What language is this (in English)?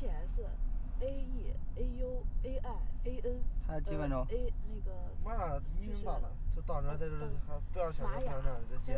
Chinese